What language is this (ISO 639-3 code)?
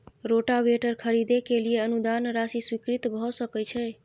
mai